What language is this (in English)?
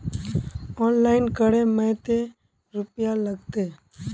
Magahi